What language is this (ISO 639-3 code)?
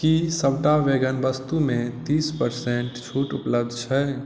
mai